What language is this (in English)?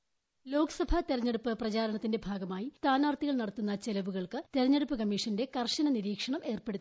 Malayalam